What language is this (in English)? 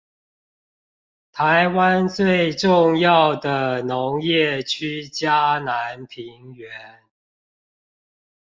Chinese